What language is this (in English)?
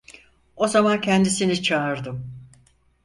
Turkish